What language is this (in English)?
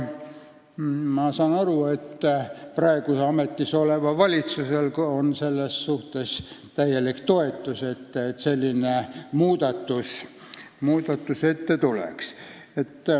Estonian